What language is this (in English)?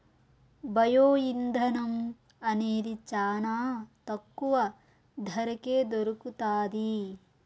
Telugu